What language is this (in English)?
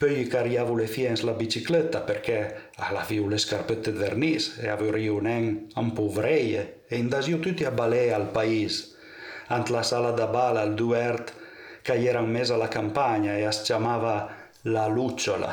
Italian